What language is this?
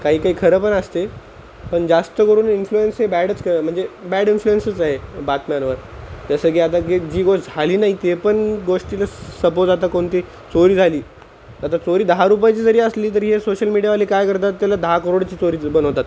Marathi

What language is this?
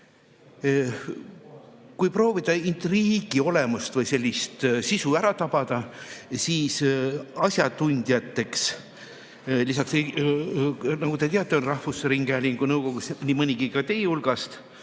Estonian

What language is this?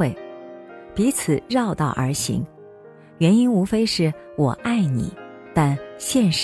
Chinese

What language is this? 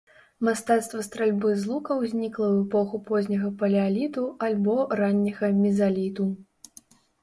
Belarusian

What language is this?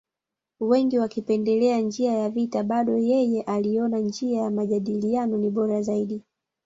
Swahili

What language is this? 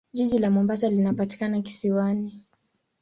Swahili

